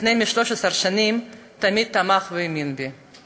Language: Hebrew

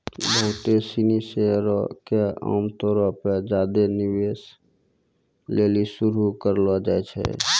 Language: Maithili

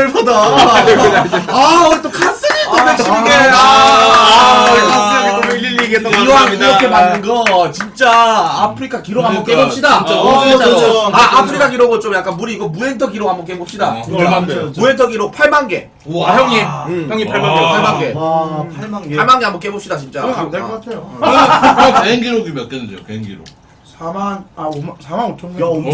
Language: Korean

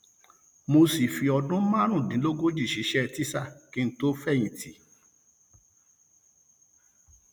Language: Yoruba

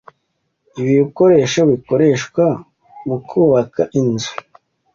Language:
Kinyarwanda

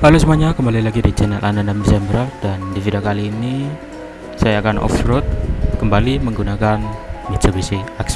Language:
Indonesian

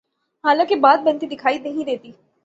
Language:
Urdu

